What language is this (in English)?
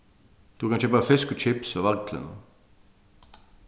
Faroese